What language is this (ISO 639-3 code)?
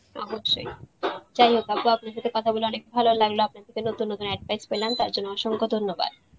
ben